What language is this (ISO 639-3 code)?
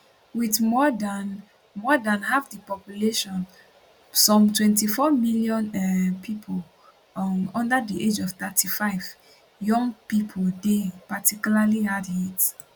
pcm